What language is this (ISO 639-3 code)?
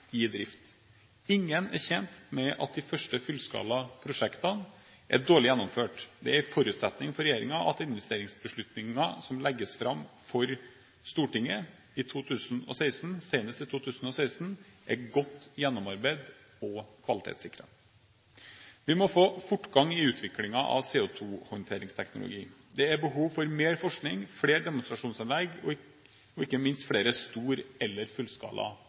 nob